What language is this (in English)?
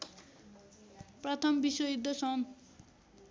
Nepali